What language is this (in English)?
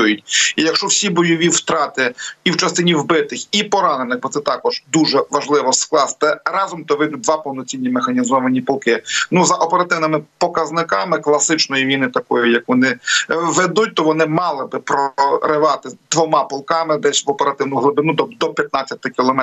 Ukrainian